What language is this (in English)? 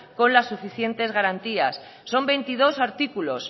Spanish